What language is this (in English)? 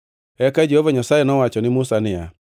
Luo (Kenya and Tanzania)